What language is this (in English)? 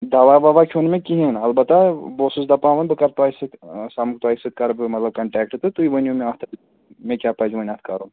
Kashmiri